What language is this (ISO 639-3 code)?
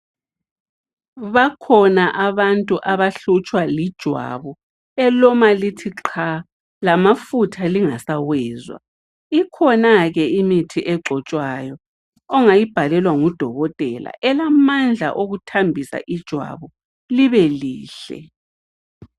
nde